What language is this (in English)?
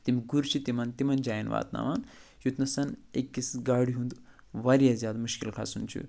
Kashmiri